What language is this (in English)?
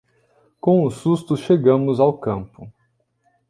Portuguese